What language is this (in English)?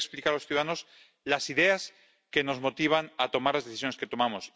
Spanish